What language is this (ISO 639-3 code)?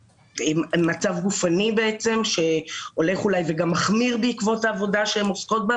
heb